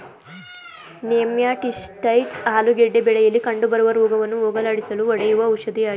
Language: Kannada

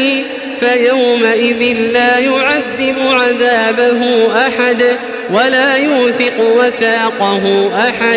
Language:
Arabic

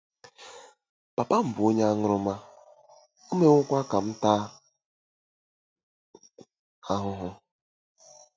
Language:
Igbo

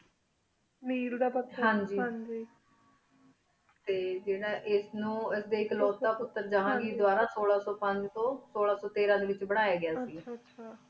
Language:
Punjabi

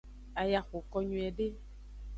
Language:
Aja (Benin)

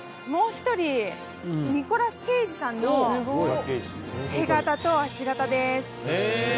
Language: Japanese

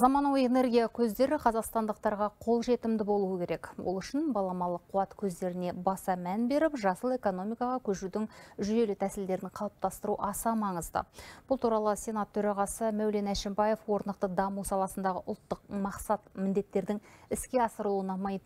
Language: Russian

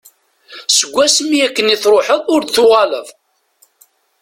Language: Kabyle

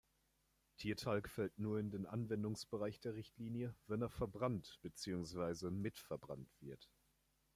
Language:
German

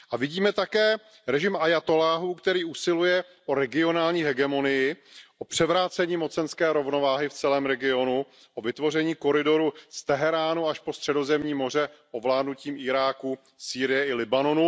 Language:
Czech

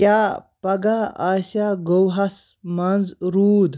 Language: Kashmiri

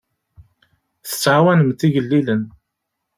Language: Kabyle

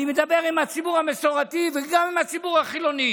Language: Hebrew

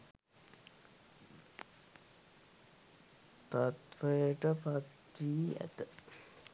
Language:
Sinhala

